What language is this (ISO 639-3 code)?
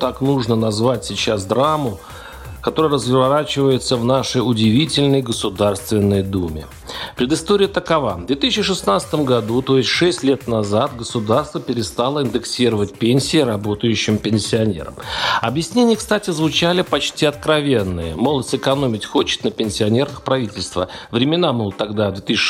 rus